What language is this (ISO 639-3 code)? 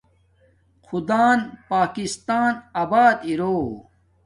dmk